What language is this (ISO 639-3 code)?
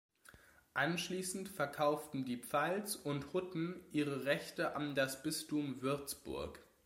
deu